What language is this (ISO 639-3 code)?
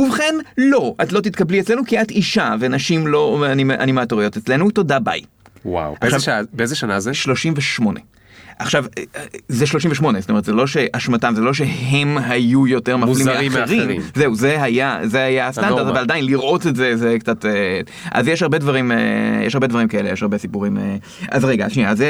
heb